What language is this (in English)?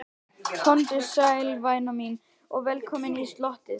Icelandic